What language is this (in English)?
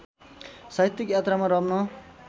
Nepali